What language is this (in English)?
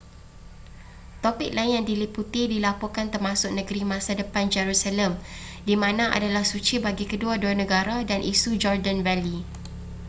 Malay